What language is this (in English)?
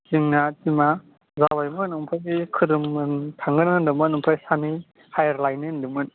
Bodo